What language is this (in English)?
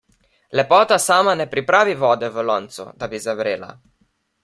Slovenian